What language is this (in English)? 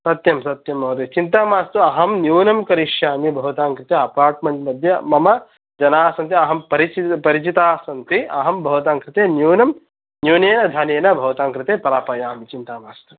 Sanskrit